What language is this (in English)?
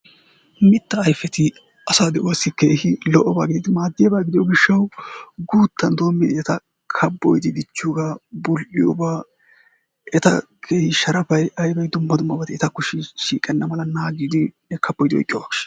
Wolaytta